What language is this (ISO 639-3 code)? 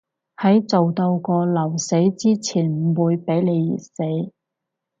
yue